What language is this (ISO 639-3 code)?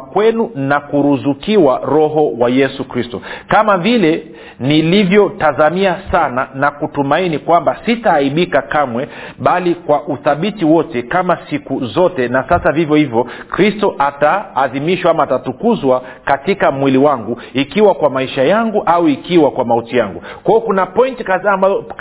swa